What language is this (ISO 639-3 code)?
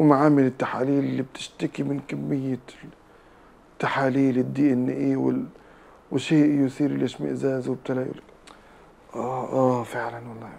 ara